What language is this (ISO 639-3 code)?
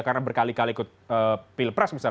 ind